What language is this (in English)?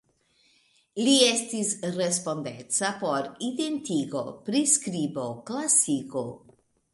Esperanto